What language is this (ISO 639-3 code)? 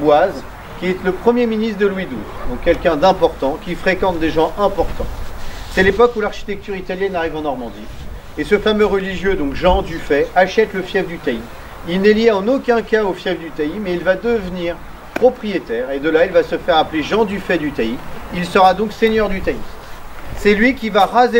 fra